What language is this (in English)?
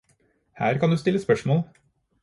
Norwegian Bokmål